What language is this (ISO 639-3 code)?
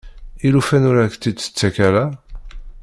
kab